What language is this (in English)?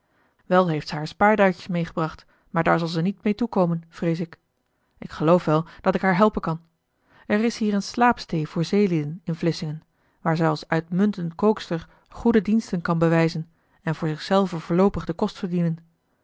Dutch